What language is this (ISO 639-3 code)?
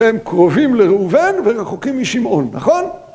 heb